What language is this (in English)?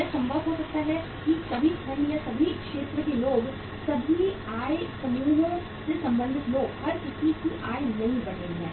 Hindi